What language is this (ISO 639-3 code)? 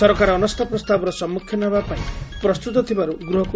ori